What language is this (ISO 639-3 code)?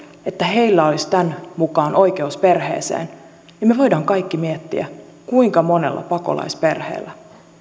fin